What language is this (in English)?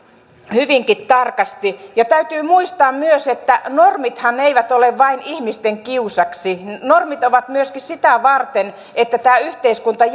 Finnish